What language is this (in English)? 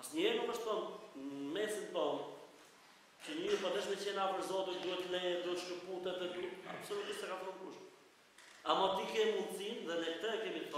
Romanian